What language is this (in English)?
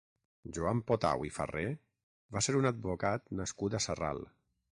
Catalan